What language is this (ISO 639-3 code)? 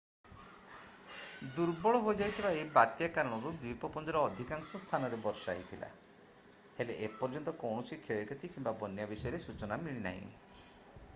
ori